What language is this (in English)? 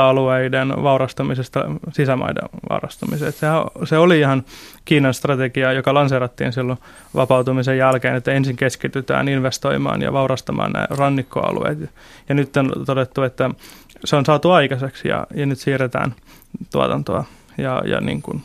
Finnish